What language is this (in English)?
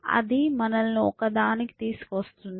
Telugu